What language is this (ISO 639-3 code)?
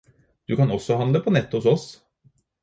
nob